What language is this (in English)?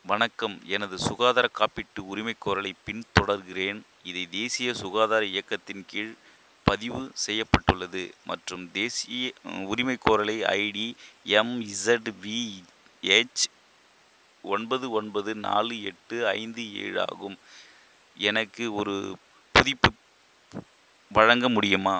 Tamil